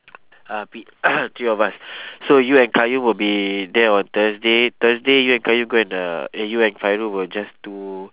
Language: English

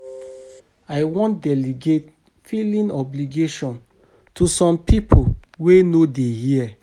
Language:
Nigerian Pidgin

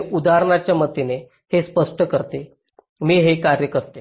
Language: Marathi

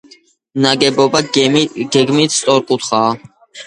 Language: Georgian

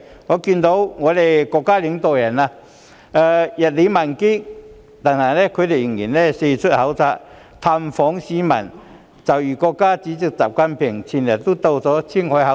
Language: Cantonese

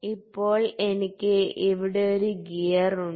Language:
Malayalam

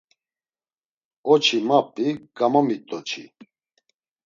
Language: Laz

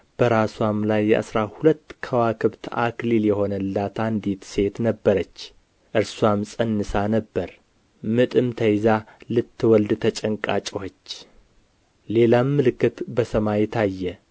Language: Amharic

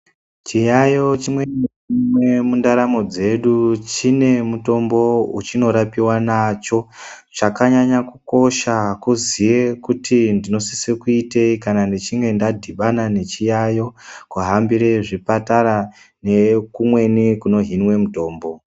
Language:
Ndau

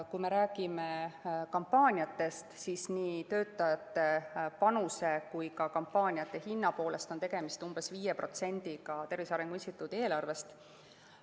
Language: Estonian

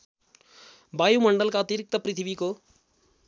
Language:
Nepali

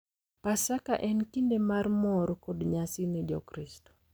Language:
Luo (Kenya and Tanzania)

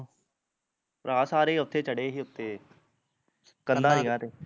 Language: Punjabi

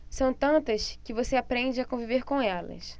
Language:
Portuguese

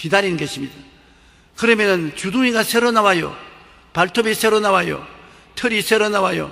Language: Korean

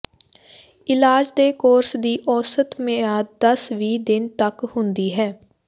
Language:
Punjabi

